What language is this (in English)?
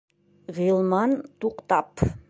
Bashkir